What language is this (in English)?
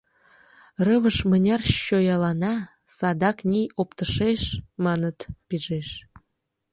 Mari